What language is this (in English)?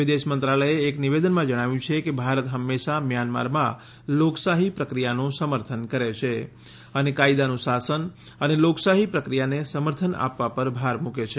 Gujarati